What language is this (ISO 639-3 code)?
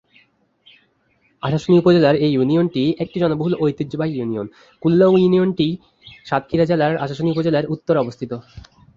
ben